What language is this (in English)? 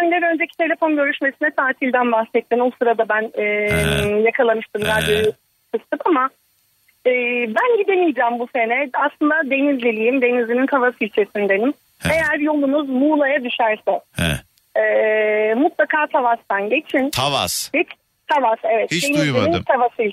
Turkish